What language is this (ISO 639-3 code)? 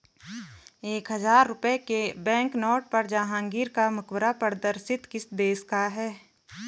hin